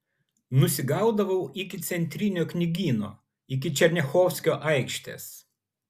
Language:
Lithuanian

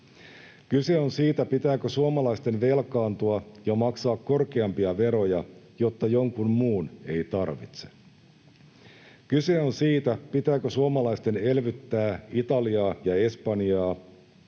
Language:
Finnish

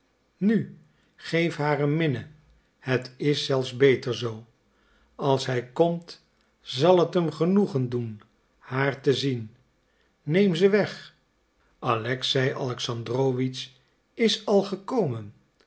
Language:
Dutch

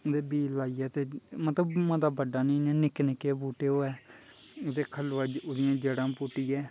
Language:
Dogri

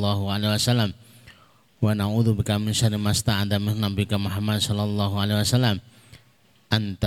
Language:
Indonesian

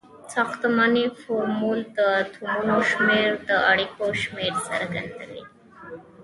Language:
Pashto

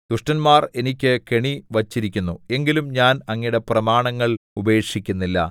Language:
Malayalam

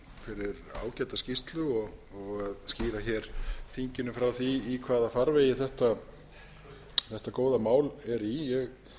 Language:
Icelandic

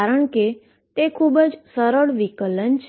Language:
Gujarati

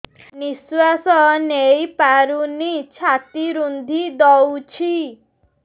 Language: Odia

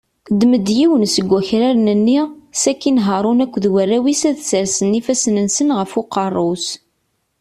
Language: Kabyle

